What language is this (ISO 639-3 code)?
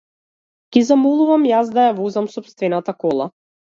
mkd